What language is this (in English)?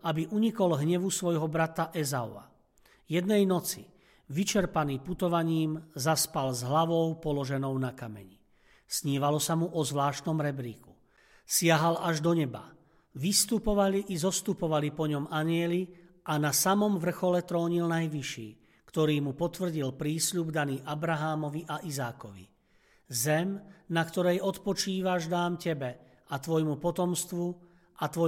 Slovak